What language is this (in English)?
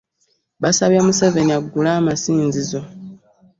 Ganda